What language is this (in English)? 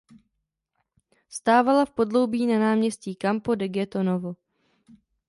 Czech